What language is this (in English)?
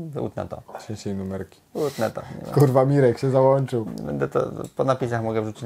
Polish